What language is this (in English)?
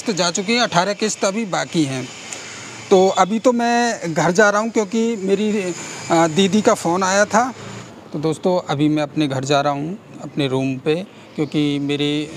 Hindi